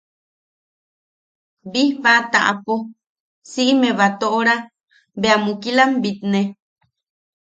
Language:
Yaqui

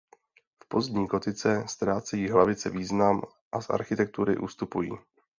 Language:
Czech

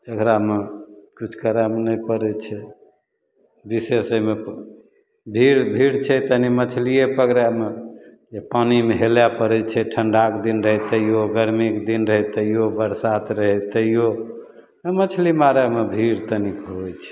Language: Maithili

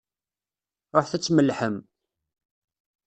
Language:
Kabyle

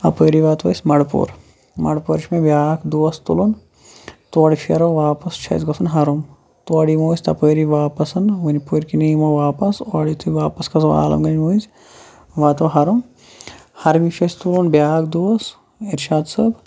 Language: Kashmiri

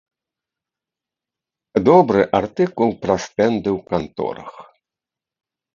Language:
Belarusian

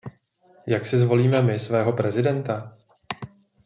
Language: Czech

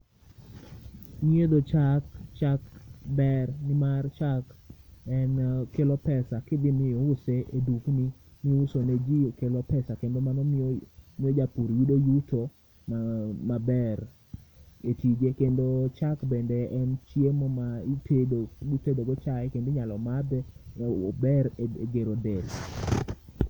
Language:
Luo (Kenya and Tanzania)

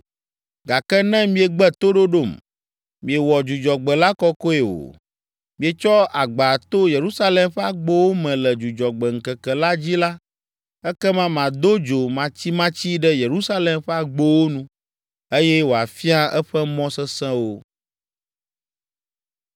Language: Ewe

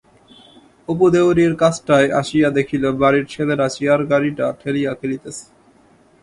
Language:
Bangla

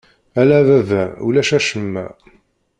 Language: Kabyle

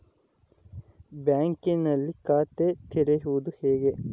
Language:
Kannada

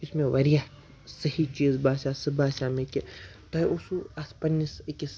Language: Kashmiri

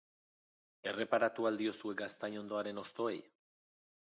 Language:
Basque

